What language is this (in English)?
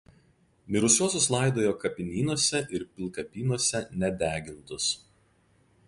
Lithuanian